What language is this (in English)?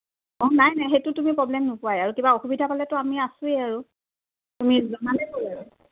Assamese